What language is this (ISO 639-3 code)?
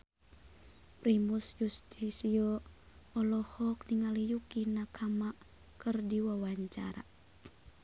sun